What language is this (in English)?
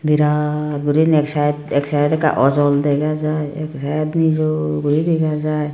Chakma